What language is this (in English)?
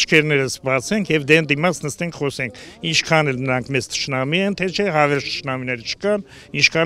Romanian